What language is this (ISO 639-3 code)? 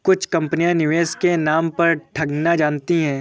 hin